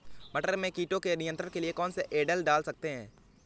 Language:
Hindi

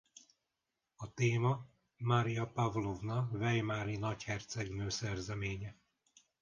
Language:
Hungarian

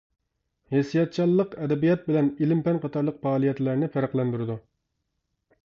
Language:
Uyghur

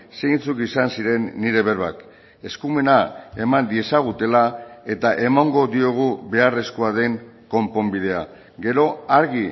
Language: Basque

